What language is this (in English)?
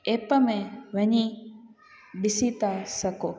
Sindhi